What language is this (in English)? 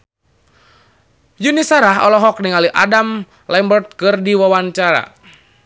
Sundanese